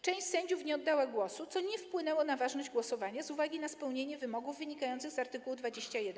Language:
Polish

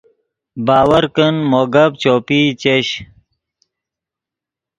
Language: Yidgha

